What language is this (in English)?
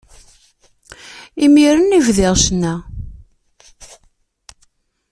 Kabyle